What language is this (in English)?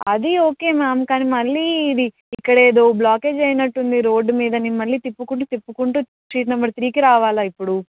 Telugu